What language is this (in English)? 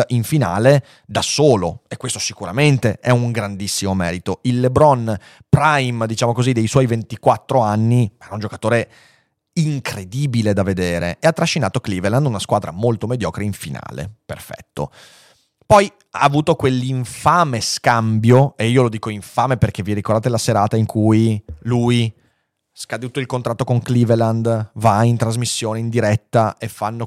Italian